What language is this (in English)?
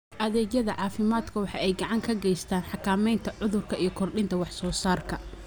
Somali